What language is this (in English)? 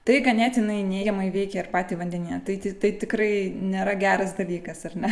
Lithuanian